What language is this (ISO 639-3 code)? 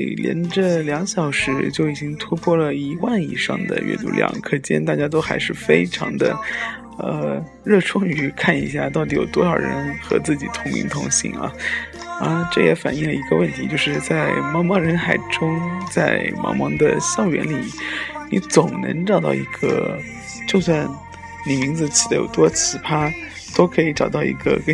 zho